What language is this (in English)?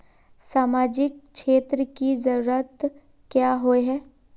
Magahi